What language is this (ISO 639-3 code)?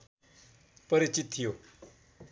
nep